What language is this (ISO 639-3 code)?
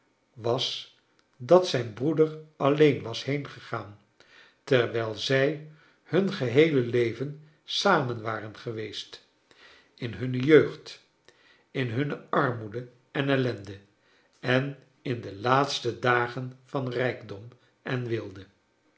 nld